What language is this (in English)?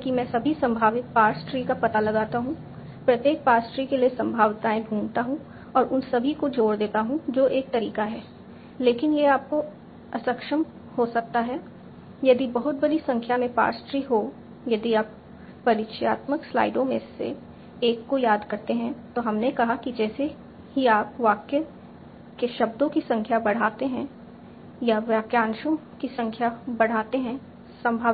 Hindi